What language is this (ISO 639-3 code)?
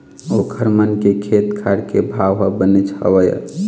hne